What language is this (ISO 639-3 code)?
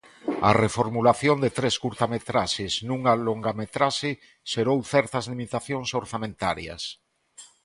glg